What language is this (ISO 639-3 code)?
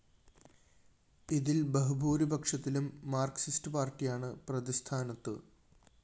mal